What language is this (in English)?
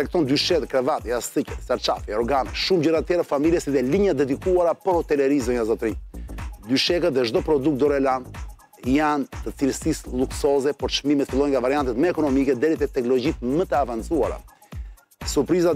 Romanian